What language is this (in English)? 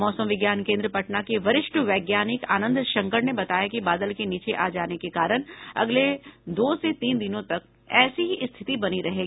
Hindi